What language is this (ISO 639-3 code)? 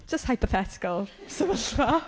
cym